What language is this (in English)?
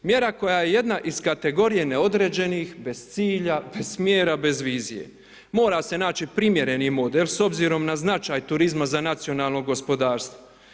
Croatian